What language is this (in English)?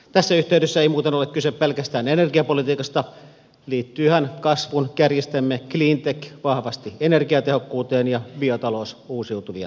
Finnish